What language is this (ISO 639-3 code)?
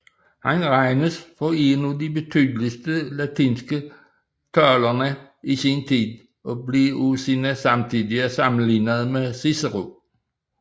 dan